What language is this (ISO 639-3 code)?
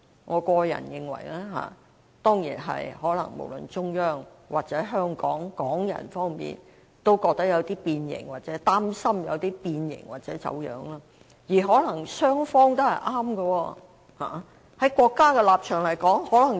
yue